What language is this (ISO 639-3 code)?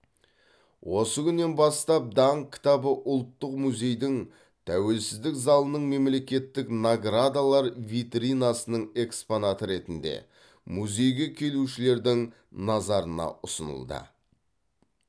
kaz